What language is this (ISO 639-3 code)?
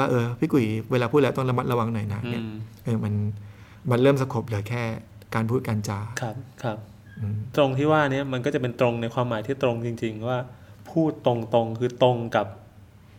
tha